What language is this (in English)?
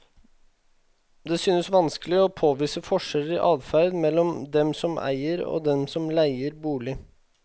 Norwegian